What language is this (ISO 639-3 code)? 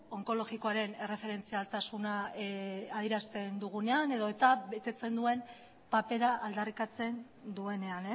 eus